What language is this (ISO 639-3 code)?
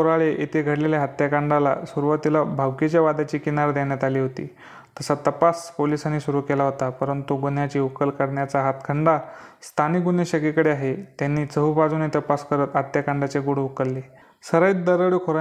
mar